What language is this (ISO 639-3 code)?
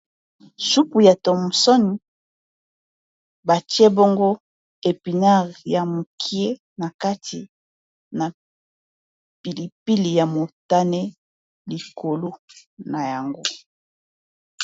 lin